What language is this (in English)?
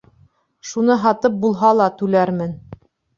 Bashkir